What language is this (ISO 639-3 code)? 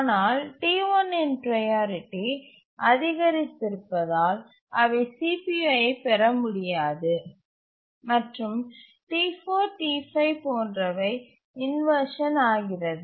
tam